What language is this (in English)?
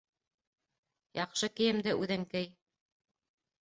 Bashkir